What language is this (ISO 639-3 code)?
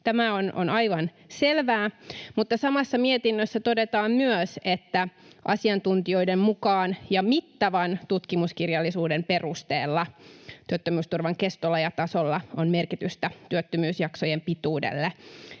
fin